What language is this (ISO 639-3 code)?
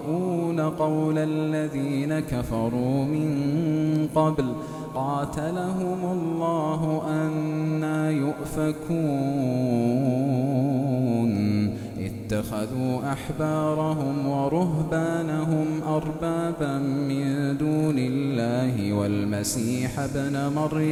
ara